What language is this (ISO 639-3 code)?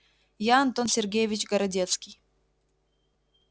rus